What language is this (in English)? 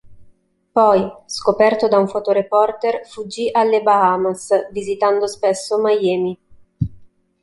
Italian